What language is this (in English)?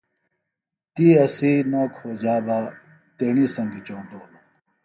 Phalura